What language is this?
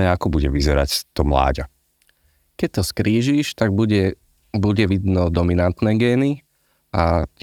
Slovak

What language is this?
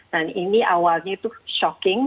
Indonesian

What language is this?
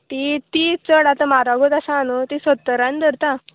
Konkani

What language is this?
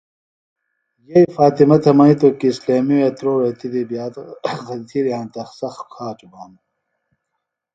Phalura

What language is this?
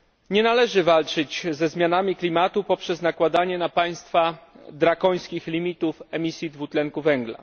Polish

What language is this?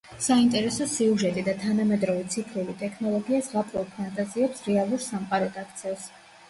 Georgian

